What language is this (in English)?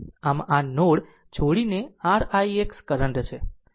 Gujarati